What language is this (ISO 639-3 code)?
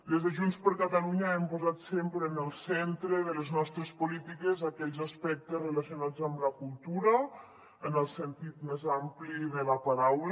cat